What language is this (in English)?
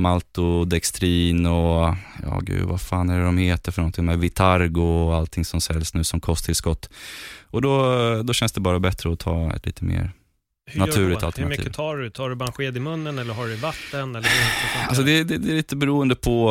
Swedish